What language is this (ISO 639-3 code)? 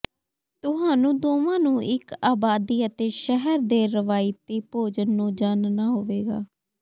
pan